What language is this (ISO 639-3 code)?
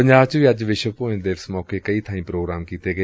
pan